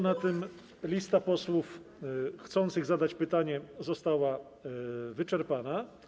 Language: Polish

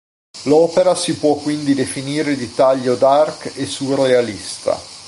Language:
Italian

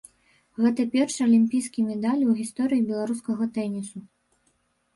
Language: Belarusian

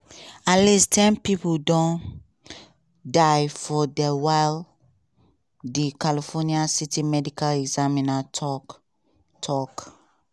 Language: Nigerian Pidgin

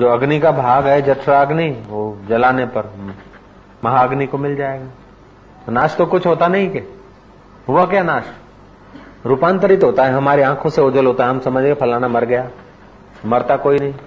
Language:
Hindi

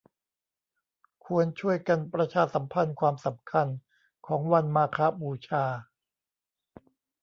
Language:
Thai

